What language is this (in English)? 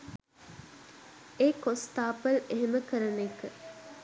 Sinhala